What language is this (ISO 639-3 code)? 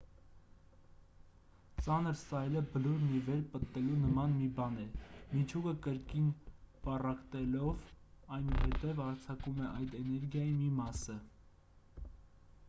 hye